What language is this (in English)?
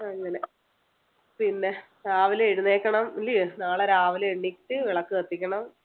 Malayalam